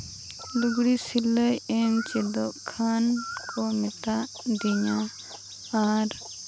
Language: Santali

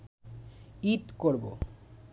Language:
Bangla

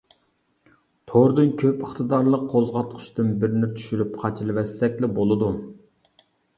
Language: Uyghur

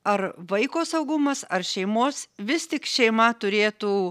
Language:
Lithuanian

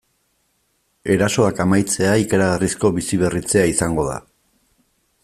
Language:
Basque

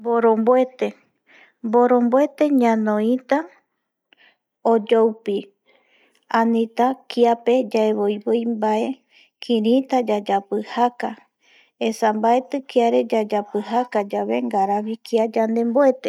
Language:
Eastern Bolivian Guaraní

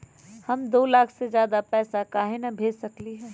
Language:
Magahi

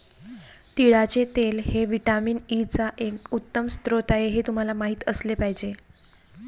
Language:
Marathi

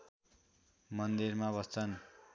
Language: Nepali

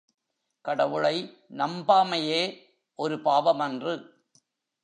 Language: Tamil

